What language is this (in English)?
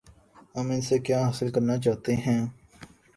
Urdu